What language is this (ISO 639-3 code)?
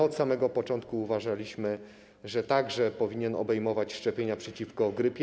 pol